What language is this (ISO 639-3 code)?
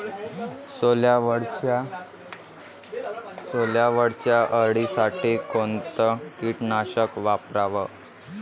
mar